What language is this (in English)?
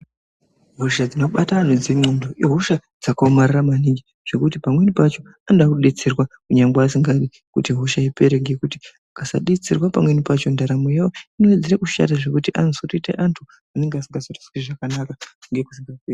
Ndau